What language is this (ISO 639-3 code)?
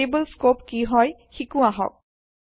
asm